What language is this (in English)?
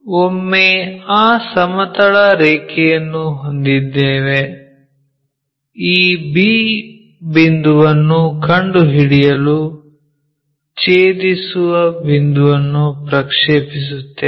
Kannada